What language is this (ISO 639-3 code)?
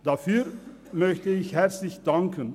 gsw